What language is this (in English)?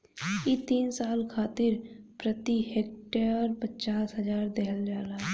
Bhojpuri